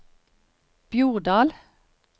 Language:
Norwegian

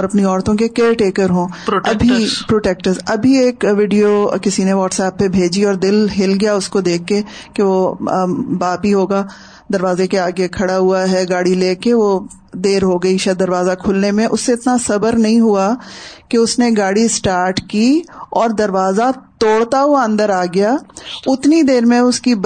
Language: Urdu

